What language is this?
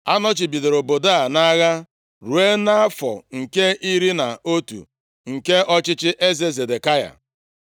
Igbo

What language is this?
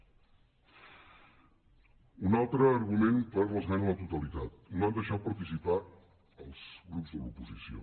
Catalan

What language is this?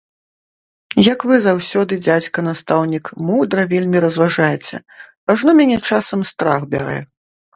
Belarusian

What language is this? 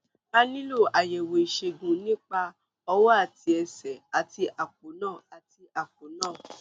Yoruba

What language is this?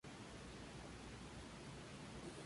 Spanish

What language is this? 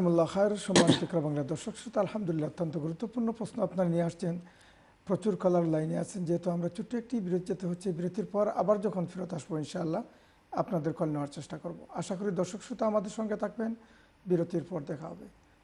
Arabic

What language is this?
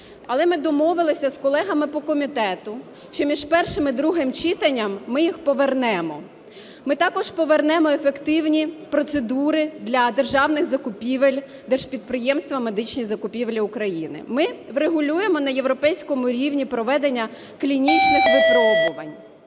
Ukrainian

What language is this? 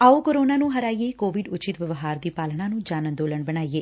Punjabi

